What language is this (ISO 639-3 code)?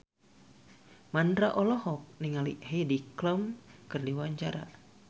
sun